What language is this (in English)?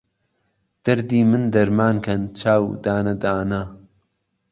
Central Kurdish